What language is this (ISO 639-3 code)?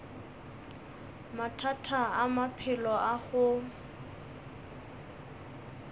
nso